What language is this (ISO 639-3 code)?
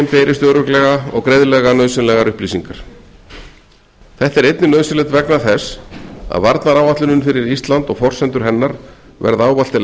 isl